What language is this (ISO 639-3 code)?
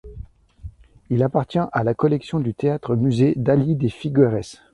fra